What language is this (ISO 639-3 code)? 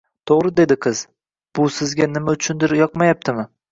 uzb